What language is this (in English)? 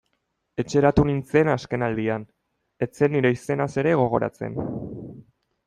Basque